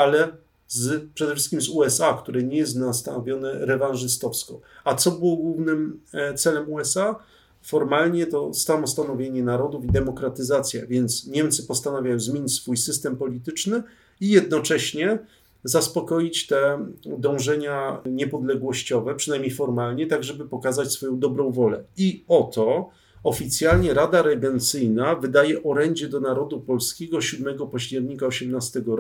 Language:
Polish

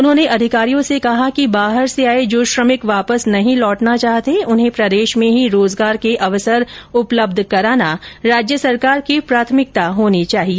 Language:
Hindi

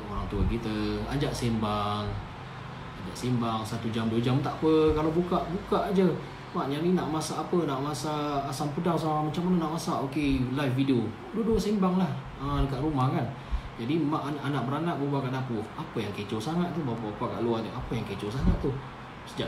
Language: Malay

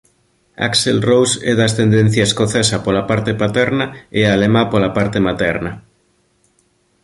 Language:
Galician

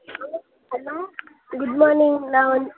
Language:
Tamil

